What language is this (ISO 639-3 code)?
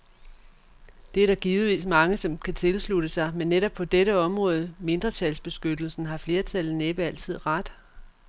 dan